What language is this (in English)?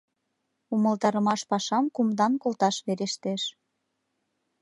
Mari